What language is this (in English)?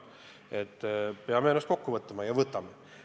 Estonian